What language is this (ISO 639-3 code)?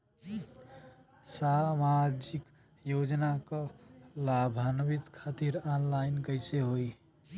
bho